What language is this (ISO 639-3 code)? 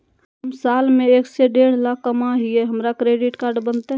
mag